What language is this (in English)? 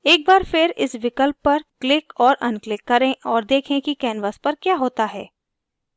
Hindi